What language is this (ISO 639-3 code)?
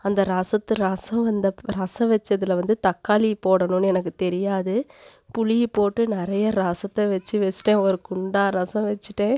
tam